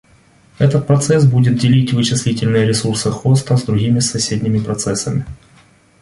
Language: Russian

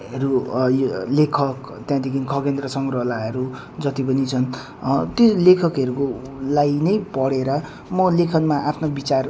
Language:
Nepali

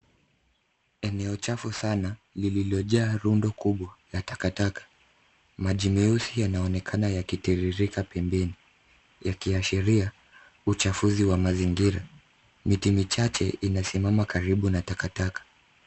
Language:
Swahili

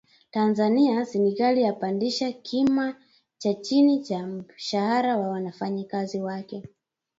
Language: Swahili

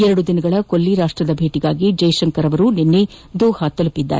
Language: Kannada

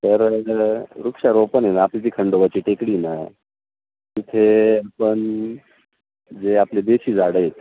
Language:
Marathi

